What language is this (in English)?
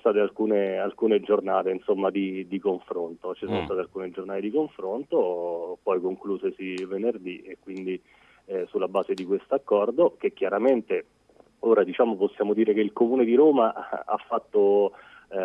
Italian